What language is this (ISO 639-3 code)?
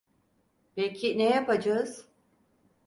tur